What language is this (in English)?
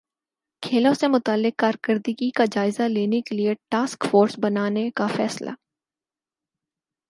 Urdu